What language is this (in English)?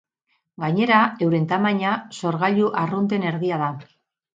Basque